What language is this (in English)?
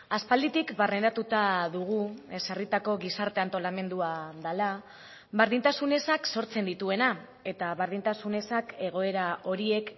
Basque